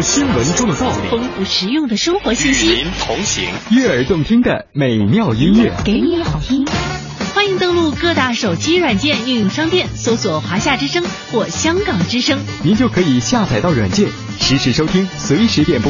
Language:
Chinese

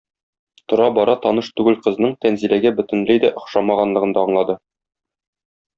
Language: Tatar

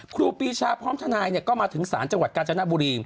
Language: Thai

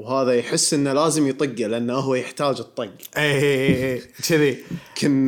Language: Arabic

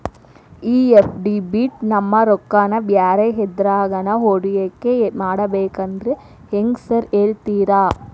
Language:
Kannada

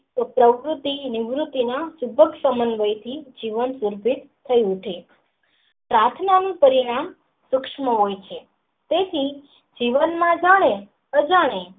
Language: Gujarati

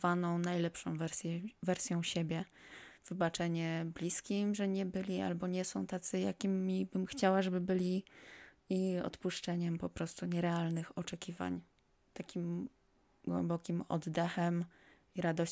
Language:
Polish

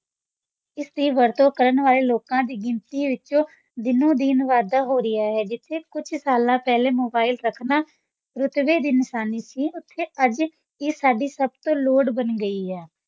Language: Punjabi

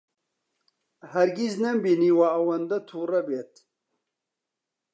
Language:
Central Kurdish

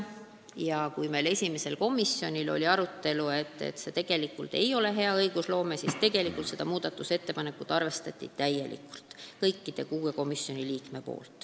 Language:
Estonian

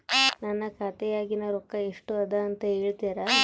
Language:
Kannada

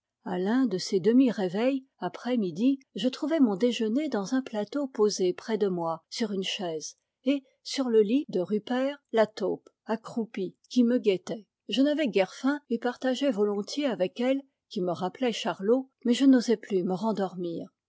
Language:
French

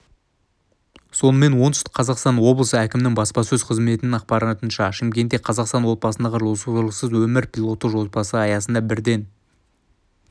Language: Kazakh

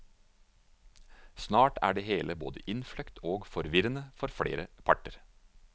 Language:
Norwegian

